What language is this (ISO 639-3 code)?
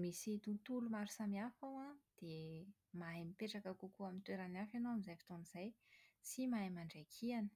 mlg